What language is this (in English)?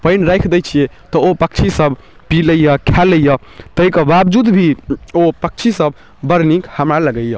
Maithili